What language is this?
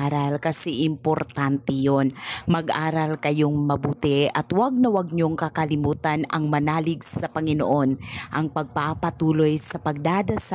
Filipino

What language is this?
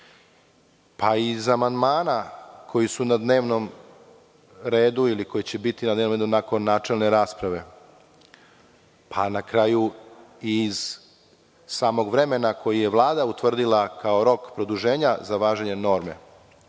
Serbian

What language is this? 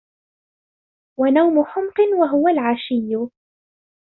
Arabic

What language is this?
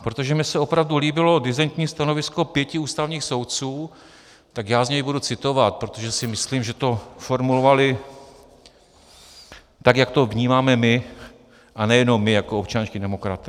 Czech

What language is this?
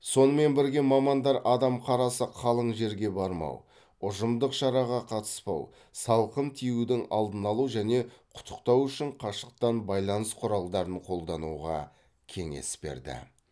Kazakh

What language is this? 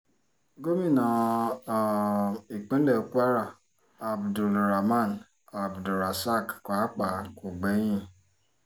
Yoruba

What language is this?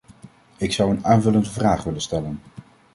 Dutch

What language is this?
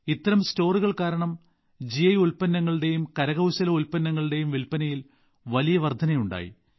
Malayalam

